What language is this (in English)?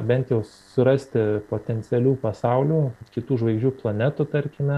Lithuanian